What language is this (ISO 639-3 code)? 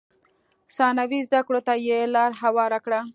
pus